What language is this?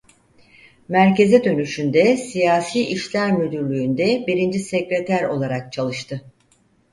Turkish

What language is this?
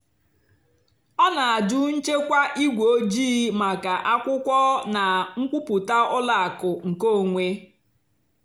Igbo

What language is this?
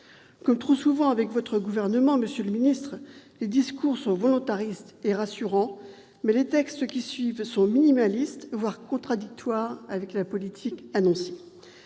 French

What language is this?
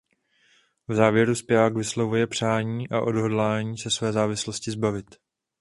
Czech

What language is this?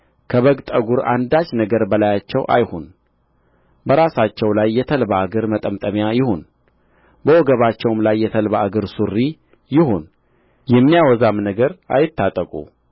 Amharic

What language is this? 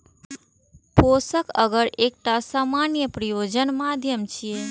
Maithili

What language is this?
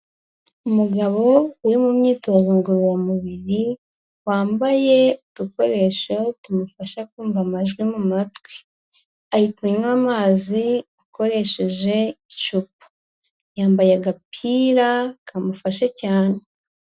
Kinyarwanda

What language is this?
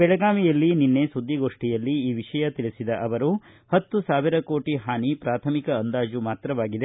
Kannada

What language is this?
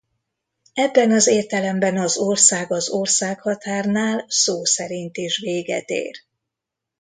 Hungarian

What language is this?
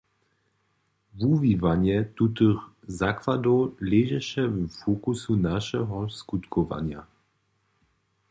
Upper Sorbian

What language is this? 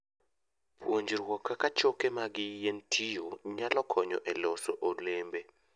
Luo (Kenya and Tanzania)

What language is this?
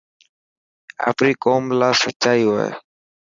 Dhatki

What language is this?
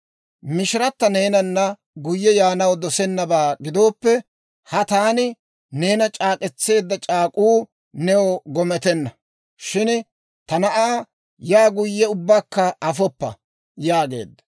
Dawro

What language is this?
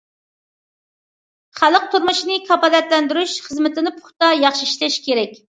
Uyghur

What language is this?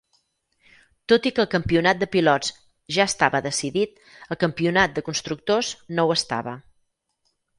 Catalan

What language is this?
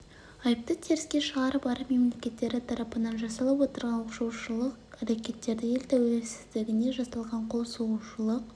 Kazakh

